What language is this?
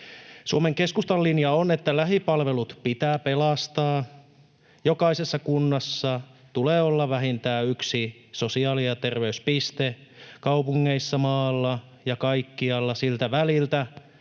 Finnish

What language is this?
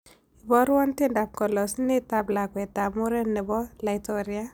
Kalenjin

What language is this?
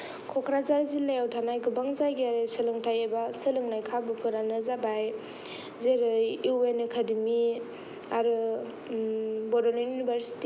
Bodo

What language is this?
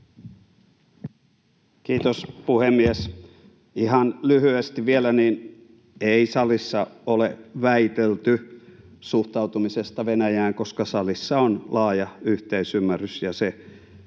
Finnish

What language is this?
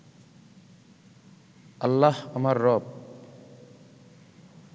Bangla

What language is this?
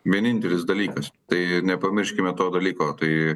Lithuanian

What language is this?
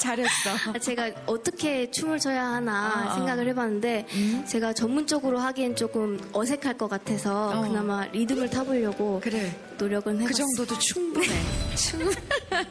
Korean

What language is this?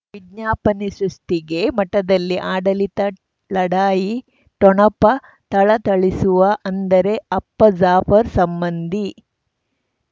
Kannada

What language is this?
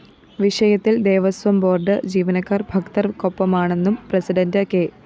Malayalam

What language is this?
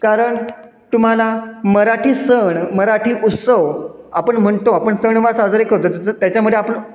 Marathi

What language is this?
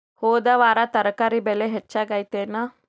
Kannada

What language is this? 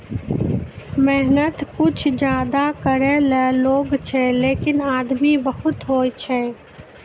Maithili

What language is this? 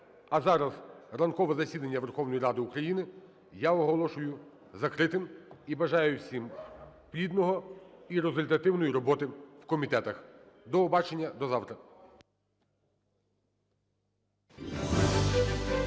Ukrainian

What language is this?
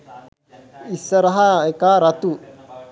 Sinhala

